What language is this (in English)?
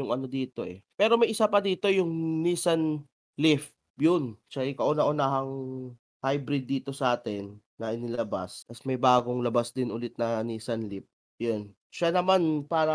Filipino